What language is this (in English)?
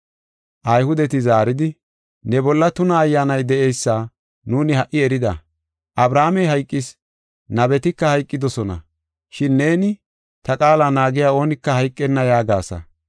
Gofa